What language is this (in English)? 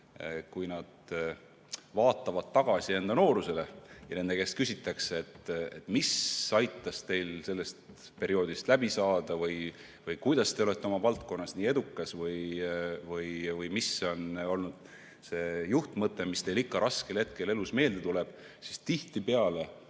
Estonian